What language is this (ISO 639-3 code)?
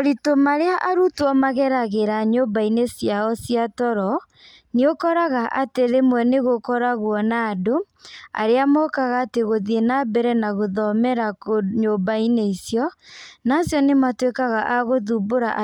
kik